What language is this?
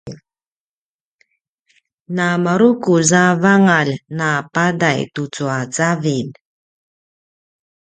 Paiwan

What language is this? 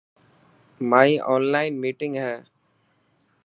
Dhatki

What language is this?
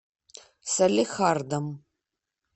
Russian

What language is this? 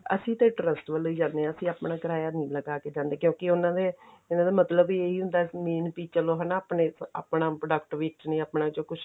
Punjabi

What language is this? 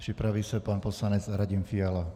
Czech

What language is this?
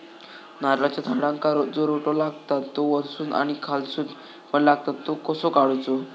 Marathi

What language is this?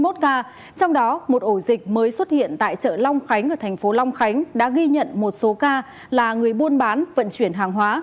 Vietnamese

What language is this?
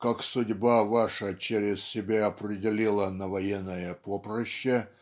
Russian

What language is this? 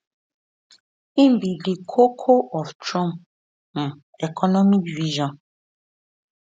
Nigerian Pidgin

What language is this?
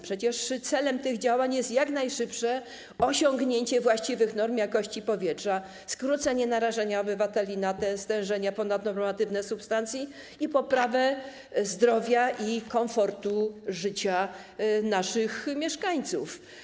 Polish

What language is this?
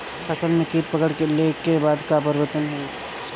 Bhojpuri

